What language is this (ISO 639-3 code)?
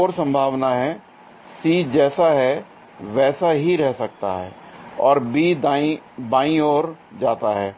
hin